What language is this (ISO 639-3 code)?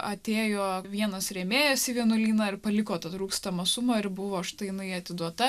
lit